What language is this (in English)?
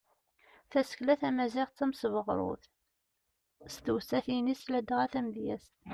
Kabyle